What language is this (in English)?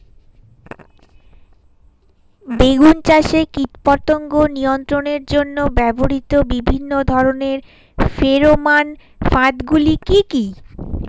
Bangla